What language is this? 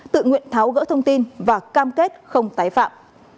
Vietnamese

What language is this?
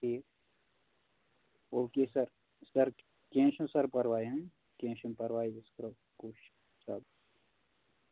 Kashmiri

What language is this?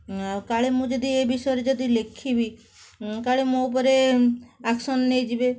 Odia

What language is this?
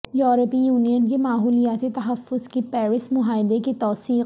Urdu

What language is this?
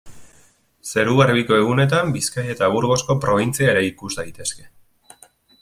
Basque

